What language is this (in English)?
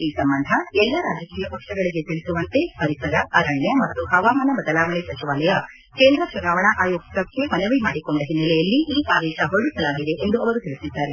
Kannada